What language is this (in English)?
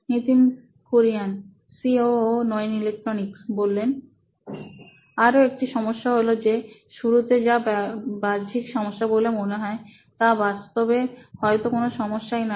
Bangla